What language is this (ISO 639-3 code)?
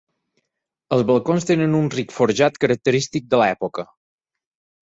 cat